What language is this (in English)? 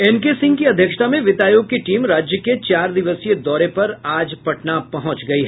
Hindi